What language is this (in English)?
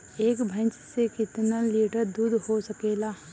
Bhojpuri